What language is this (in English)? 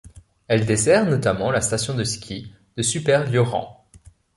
French